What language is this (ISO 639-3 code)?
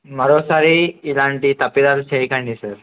tel